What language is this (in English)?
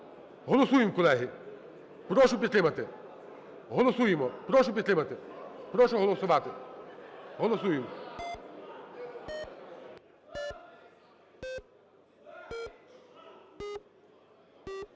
Ukrainian